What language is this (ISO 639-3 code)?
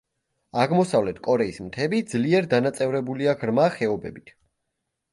kat